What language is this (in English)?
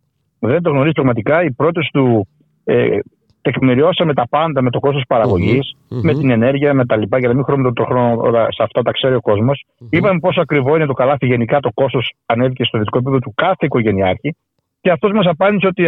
Greek